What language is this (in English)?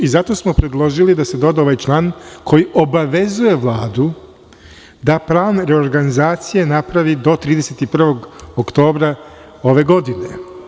Serbian